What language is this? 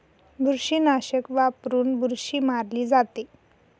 Marathi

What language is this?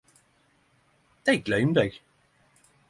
Norwegian Nynorsk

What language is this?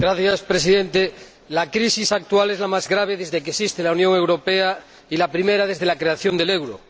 Spanish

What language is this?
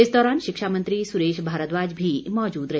Hindi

